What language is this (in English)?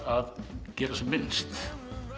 Icelandic